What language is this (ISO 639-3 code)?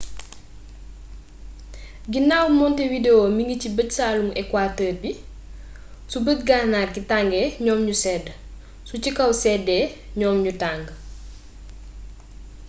wol